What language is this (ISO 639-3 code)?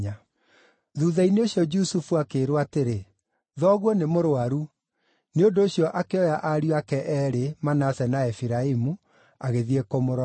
kik